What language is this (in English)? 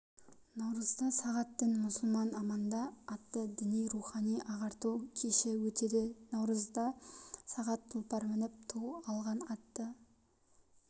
Kazakh